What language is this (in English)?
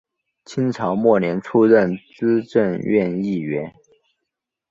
Chinese